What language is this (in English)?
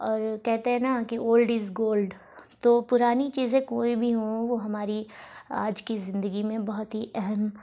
Urdu